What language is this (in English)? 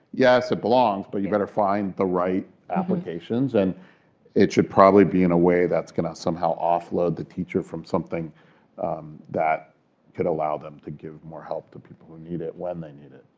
English